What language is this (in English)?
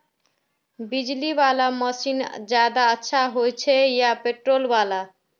Magahi